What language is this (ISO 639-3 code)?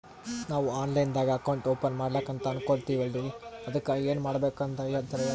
kan